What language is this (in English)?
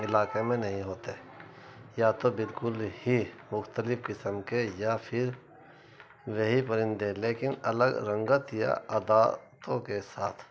Urdu